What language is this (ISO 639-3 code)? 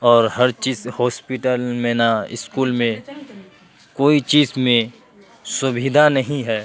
urd